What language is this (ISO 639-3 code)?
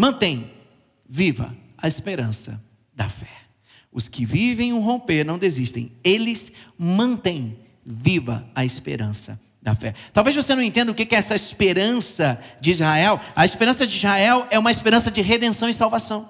por